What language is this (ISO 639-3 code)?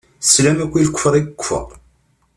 kab